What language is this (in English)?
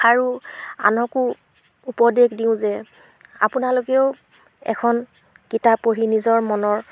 Assamese